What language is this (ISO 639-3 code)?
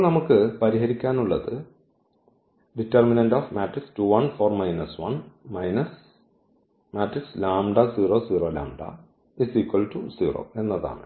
mal